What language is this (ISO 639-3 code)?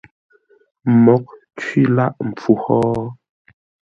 nla